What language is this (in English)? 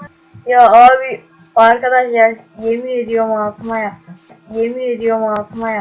Turkish